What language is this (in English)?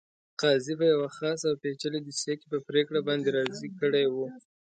Pashto